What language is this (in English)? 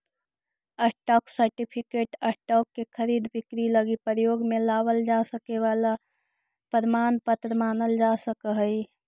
Magahi